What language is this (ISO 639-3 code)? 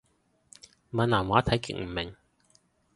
yue